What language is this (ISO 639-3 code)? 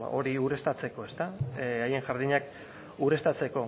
eus